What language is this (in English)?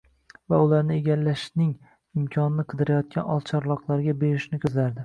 Uzbek